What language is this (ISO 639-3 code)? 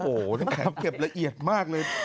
tha